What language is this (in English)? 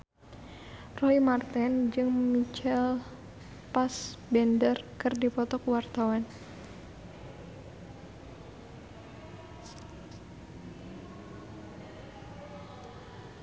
Sundanese